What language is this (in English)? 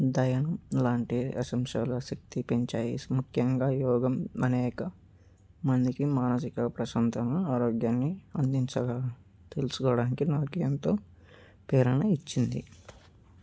Telugu